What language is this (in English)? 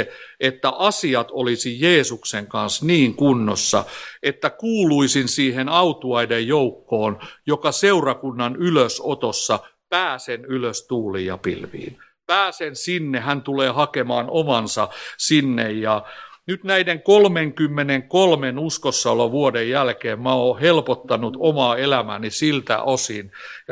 Finnish